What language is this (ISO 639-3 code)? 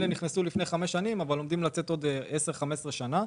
heb